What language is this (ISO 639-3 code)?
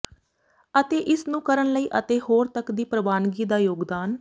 pan